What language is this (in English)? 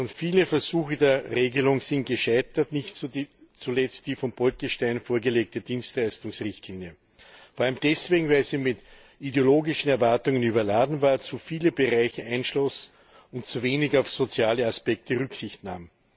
German